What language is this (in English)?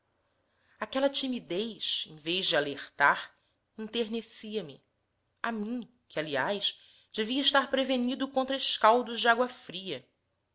Portuguese